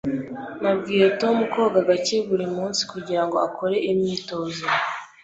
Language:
Kinyarwanda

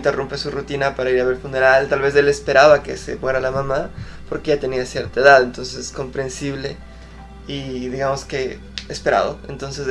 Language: Spanish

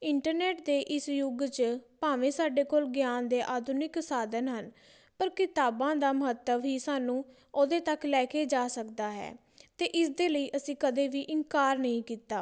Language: Punjabi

